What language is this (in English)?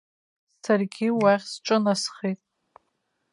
Abkhazian